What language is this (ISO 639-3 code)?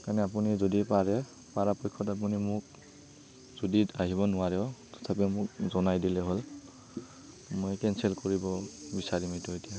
asm